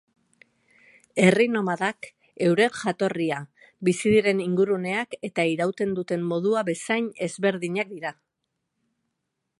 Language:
Basque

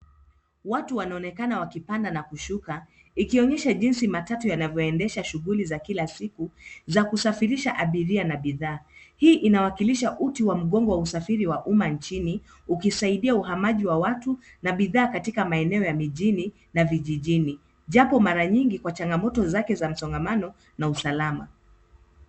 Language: Swahili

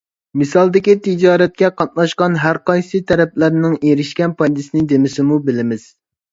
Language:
Uyghur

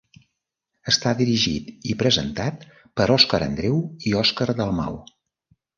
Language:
Catalan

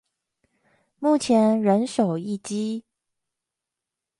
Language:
Chinese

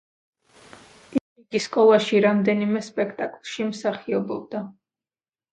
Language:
Georgian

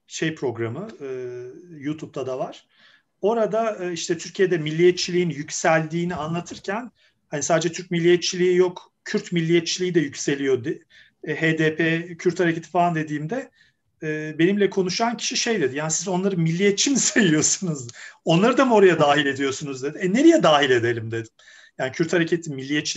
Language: Turkish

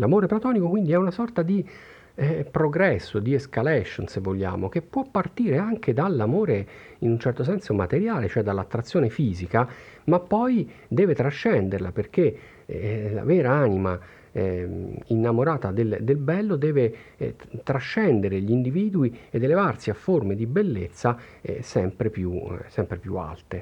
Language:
Italian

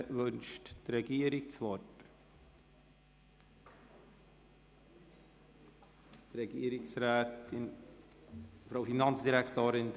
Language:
Swiss German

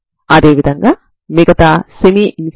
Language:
Telugu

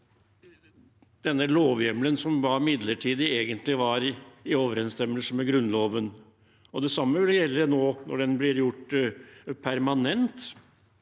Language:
Norwegian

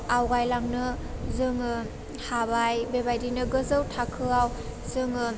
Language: Bodo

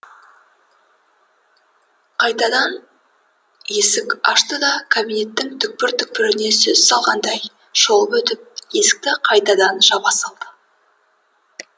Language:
Kazakh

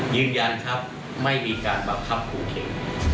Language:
Thai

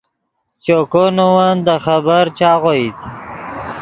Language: Yidgha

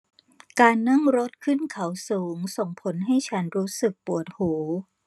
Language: Thai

